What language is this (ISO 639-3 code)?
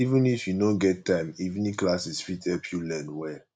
pcm